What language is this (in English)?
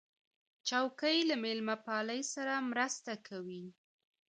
Pashto